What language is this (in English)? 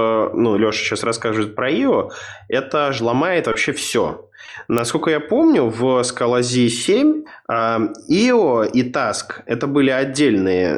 Russian